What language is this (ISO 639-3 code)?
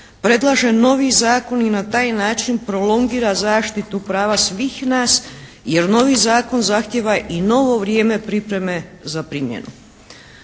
hrv